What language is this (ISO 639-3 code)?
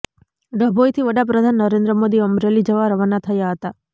guj